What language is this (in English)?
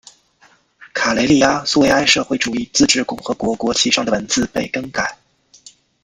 Chinese